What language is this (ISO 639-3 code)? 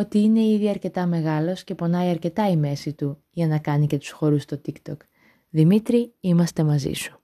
ell